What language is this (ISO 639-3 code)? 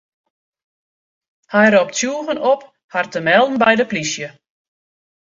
fry